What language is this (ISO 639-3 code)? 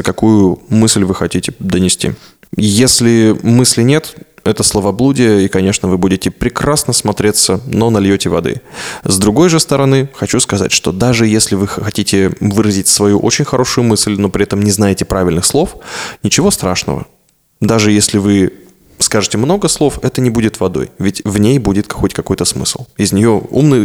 rus